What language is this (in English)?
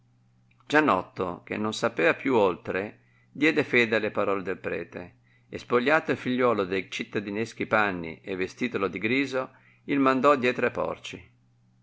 Italian